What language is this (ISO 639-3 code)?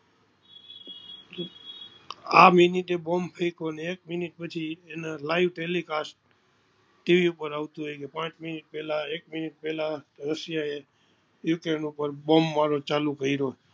guj